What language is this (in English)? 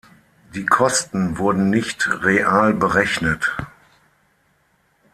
German